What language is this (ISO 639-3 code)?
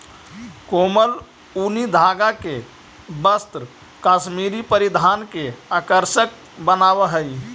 mag